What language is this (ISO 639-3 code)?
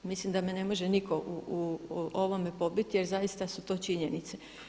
hrv